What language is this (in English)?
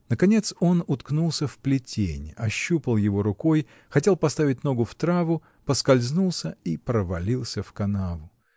Russian